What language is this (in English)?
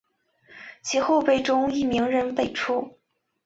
Chinese